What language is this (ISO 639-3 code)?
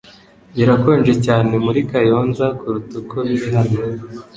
kin